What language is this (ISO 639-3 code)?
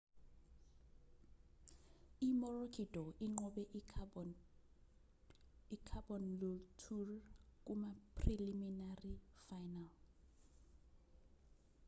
zul